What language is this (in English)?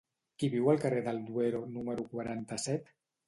Catalan